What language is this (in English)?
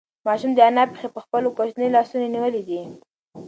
Pashto